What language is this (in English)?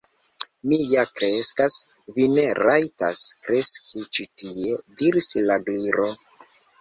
Esperanto